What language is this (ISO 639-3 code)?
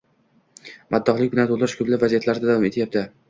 uzb